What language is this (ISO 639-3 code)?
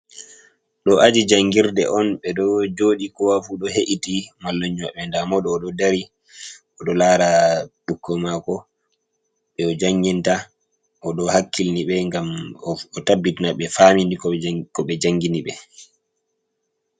ful